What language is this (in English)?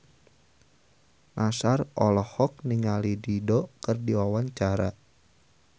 Sundanese